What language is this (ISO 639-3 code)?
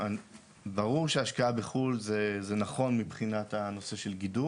heb